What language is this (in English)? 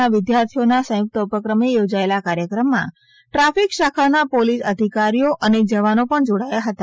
Gujarati